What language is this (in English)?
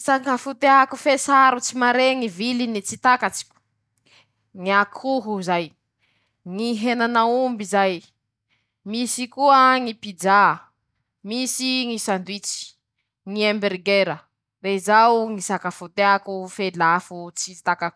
Masikoro Malagasy